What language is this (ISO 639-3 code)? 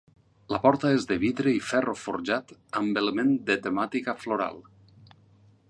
cat